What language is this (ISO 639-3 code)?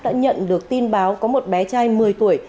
vie